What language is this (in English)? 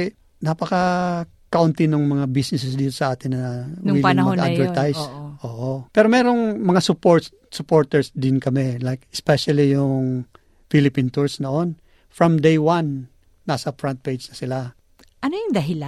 Filipino